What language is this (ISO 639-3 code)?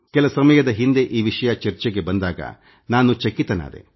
kan